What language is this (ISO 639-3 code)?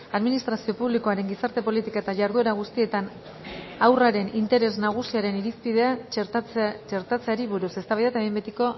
eus